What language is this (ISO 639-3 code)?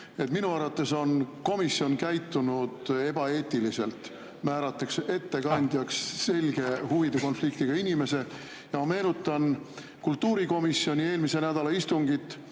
est